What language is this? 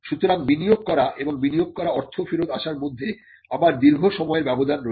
Bangla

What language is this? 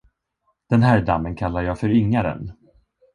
Swedish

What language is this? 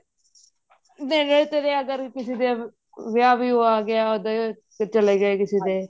Punjabi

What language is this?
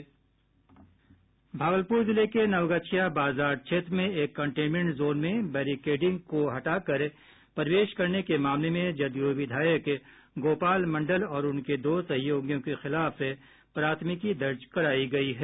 Hindi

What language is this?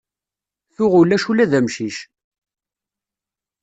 Kabyle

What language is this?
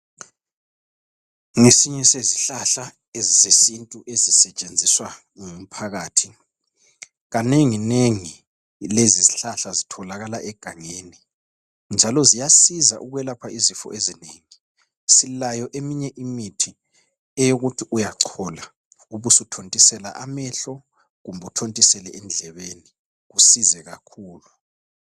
North Ndebele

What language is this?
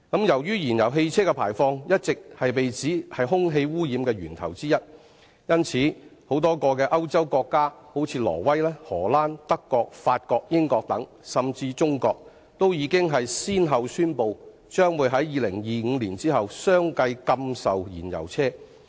Cantonese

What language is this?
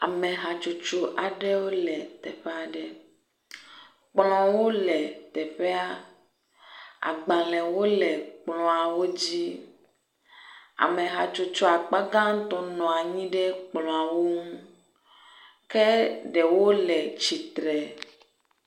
Ewe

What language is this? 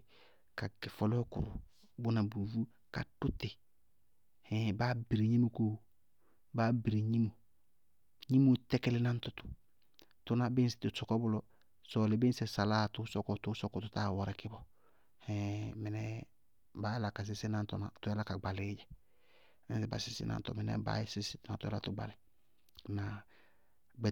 Bago-Kusuntu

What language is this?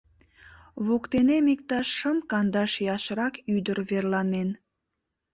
Mari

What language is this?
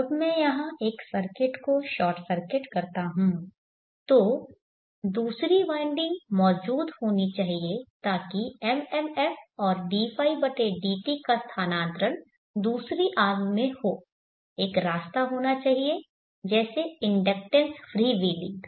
Hindi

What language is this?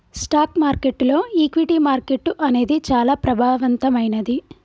Telugu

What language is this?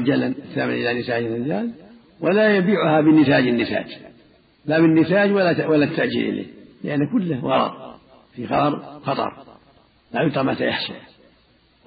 Arabic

